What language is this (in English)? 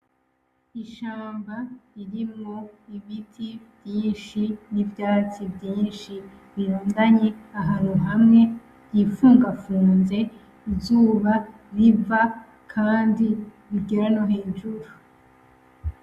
Rundi